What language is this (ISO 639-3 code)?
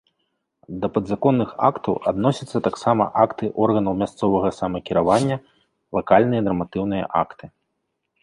bel